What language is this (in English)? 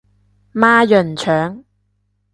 Cantonese